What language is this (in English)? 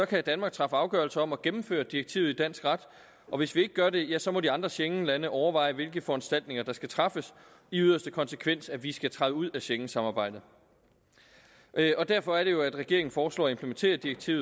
Danish